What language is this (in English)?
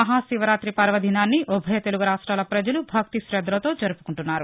Telugu